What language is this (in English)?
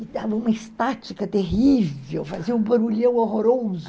Portuguese